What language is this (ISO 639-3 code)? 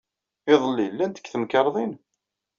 kab